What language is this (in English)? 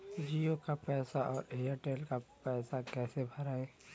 Bhojpuri